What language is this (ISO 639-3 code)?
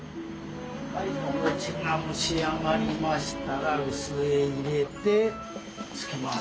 jpn